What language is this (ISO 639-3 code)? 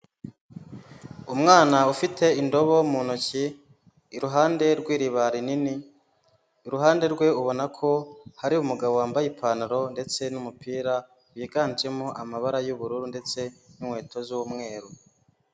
kin